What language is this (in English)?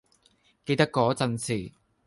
Cantonese